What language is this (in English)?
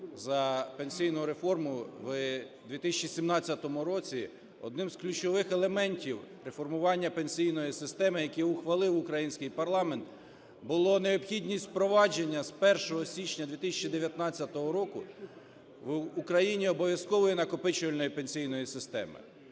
Ukrainian